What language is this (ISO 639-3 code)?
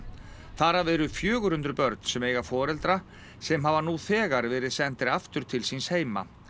isl